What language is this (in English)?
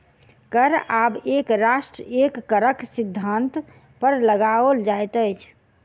Maithili